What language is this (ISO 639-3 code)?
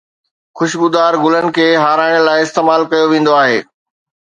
snd